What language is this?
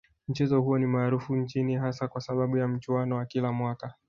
Swahili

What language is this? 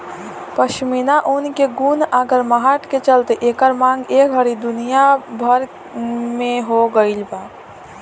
Bhojpuri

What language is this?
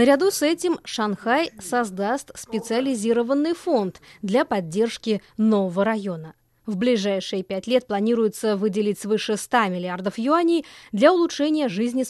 Russian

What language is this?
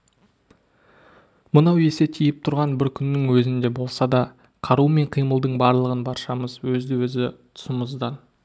Kazakh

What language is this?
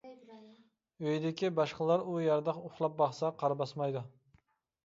Uyghur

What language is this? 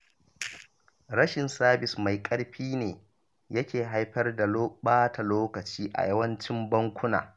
Hausa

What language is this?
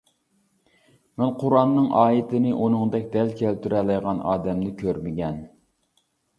Uyghur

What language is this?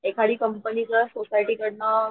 Marathi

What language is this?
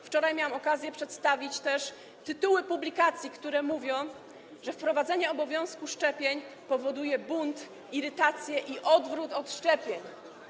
Polish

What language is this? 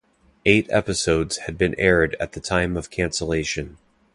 English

